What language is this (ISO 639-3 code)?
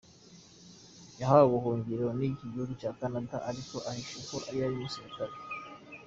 kin